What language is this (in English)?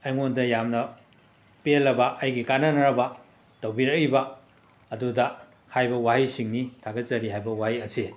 Manipuri